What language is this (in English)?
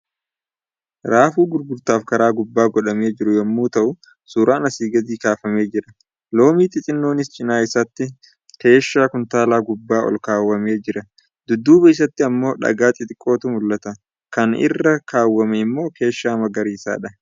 Oromo